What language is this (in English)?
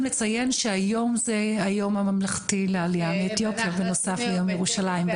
Hebrew